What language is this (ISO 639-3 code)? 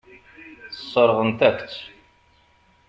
kab